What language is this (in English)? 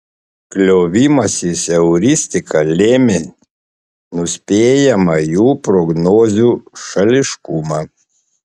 Lithuanian